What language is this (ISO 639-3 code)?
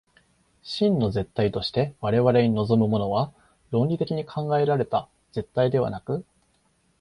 jpn